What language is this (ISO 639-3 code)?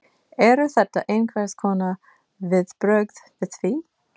isl